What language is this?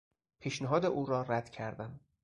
Persian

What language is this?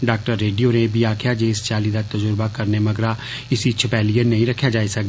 Dogri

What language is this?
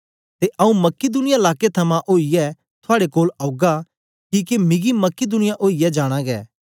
Dogri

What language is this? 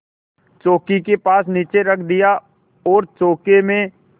Hindi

